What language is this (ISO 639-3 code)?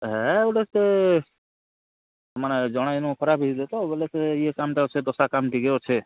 ori